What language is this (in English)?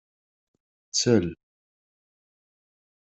Kabyle